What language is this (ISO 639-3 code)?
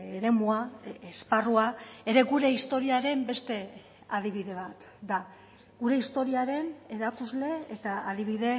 eus